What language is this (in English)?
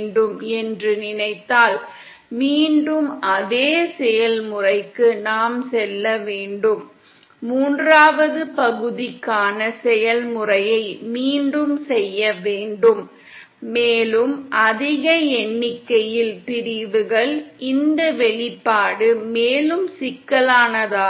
Tamil